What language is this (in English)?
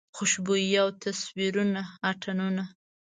Pashto